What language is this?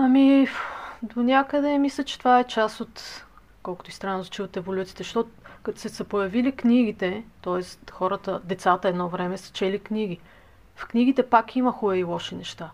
Bulgarian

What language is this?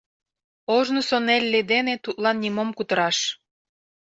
Mari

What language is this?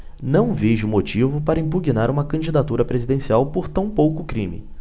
Portuguese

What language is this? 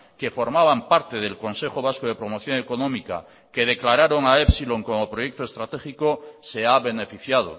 Spanish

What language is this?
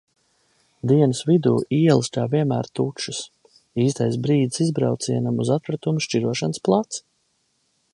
Latvian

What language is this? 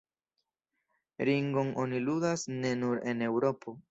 Esperanto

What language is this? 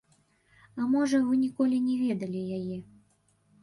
Belarusian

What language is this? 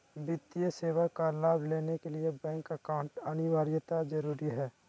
Magahi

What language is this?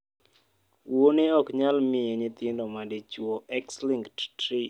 Luo (Kenya and Tanzania)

